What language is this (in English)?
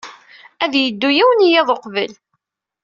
Kabyle